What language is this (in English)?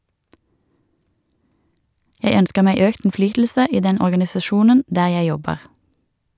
Norwegian